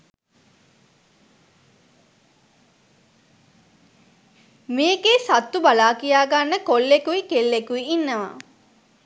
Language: Sinhala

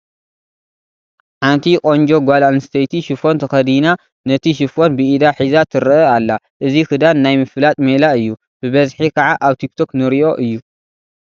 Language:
Tigrinya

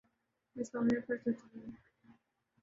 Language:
Urdu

